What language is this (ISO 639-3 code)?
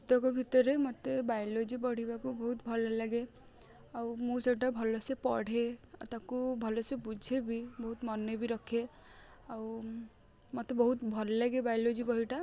ori